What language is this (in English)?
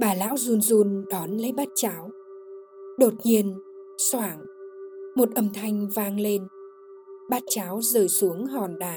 Vietnamese